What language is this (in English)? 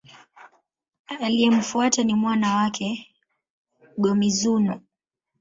Swahili